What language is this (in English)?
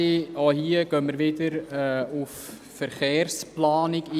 Swiss German